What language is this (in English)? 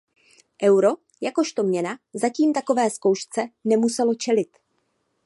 Czech